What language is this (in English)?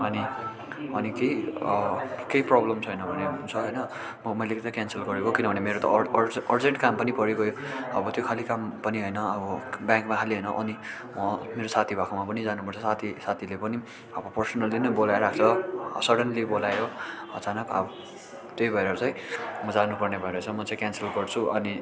Nepali